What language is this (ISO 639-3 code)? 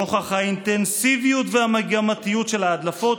heb